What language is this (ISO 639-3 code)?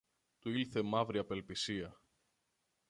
ell